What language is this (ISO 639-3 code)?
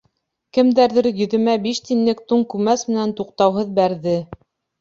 bak